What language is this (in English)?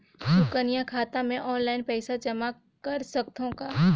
Chhattisgarhi